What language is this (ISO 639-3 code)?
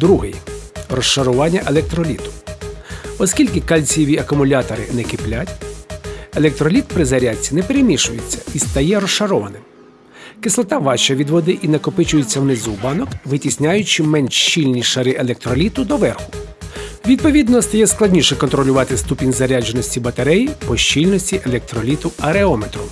ukr